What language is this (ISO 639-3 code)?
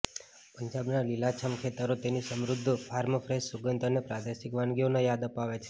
guj